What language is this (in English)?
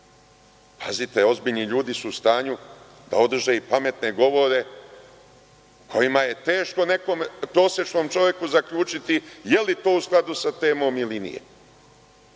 Serbian